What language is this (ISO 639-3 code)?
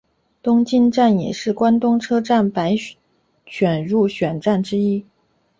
zho